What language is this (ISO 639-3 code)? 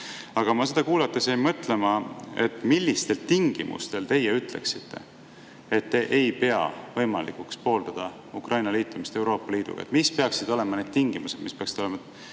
est